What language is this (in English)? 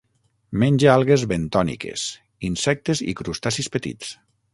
Catalan